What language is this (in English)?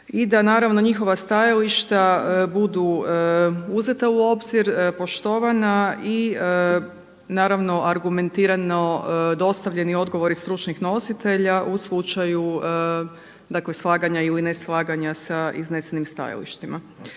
Croatian